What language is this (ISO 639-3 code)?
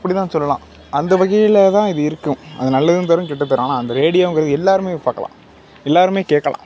tam